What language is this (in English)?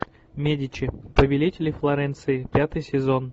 Russian